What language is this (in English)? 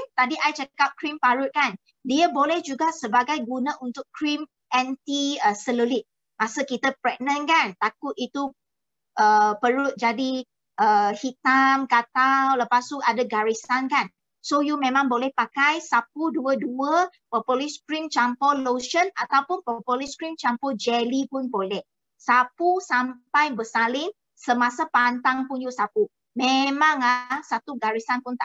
Malay